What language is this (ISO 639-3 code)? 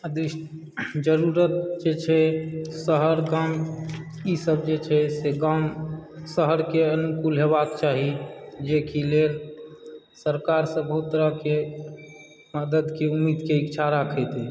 mai